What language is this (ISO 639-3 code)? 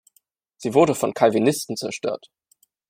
deu